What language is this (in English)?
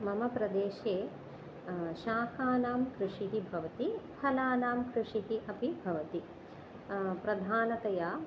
Sanskrit